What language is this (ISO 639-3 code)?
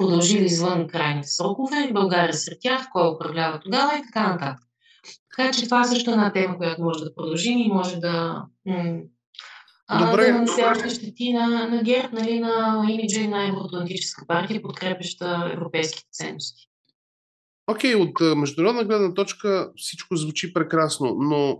bul